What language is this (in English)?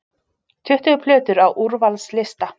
Icelandic